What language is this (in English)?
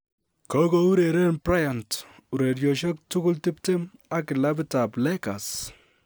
Kalenjin